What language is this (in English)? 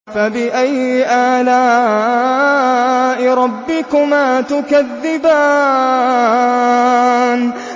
Arabic